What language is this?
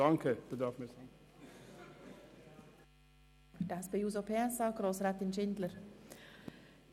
Swiss German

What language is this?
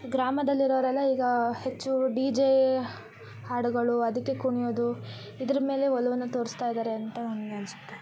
Kannada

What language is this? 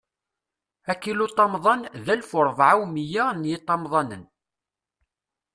Kabyle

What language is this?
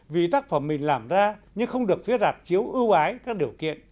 Vietnamese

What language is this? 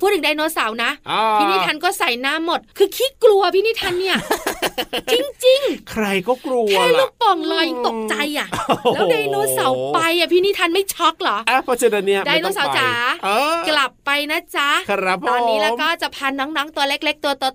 Thai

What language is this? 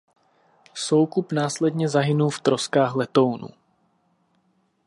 Czech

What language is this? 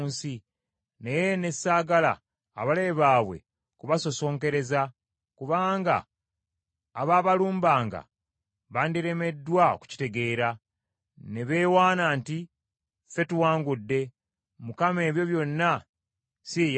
Ganda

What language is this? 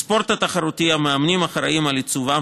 Hebrew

